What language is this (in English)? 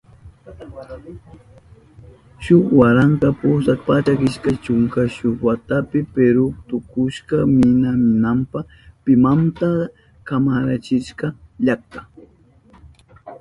Southern Pastaza Quechua